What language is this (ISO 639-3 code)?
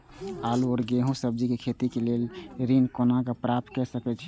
mai